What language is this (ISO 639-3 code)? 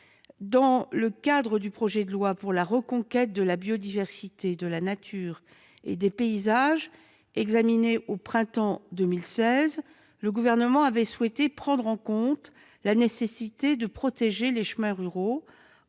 fra